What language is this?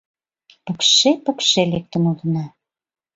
Mari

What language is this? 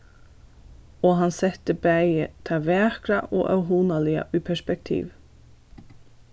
Faroese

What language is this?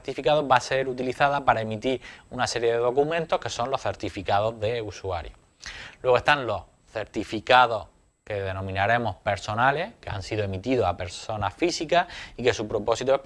Spanish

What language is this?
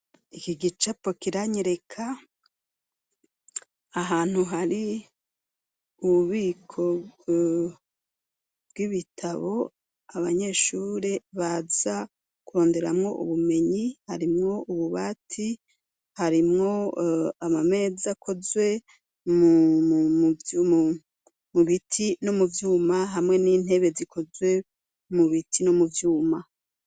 Rundi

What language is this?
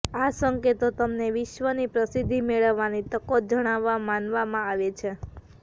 Gujarati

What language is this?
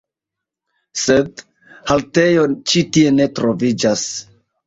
Esperanto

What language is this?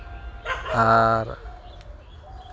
Santali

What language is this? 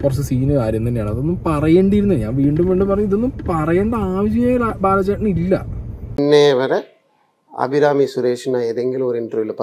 Malayalam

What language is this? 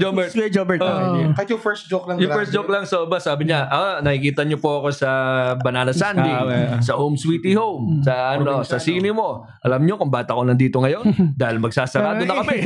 Filipino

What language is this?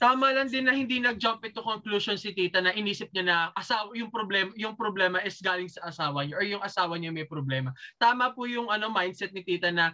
Filipino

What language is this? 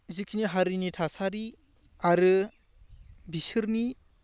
Bodo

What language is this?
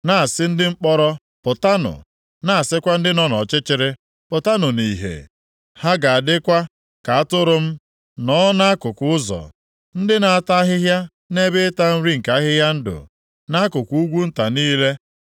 Igbo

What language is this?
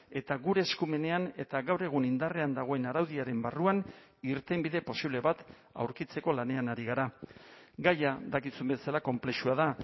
Basque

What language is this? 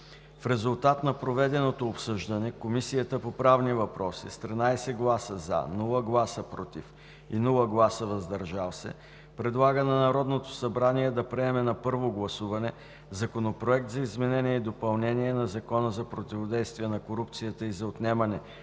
Bulgarian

